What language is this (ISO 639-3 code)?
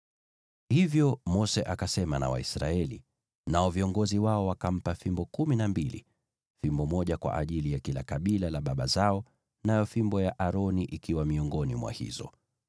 swa